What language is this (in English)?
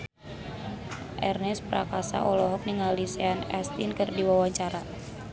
Sundanese